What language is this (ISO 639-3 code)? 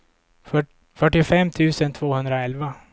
swe